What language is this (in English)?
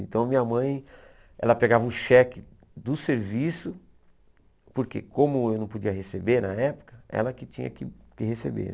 Portuguese